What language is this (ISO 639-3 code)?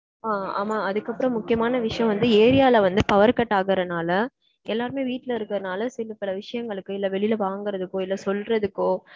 tam